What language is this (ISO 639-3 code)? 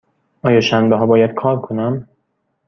fas